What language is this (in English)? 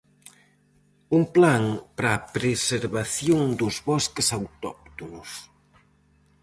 Galician